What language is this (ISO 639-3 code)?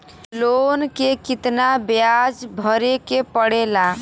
bho